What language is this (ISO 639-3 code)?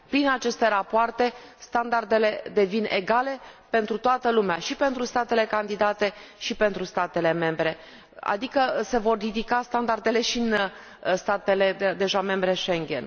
ron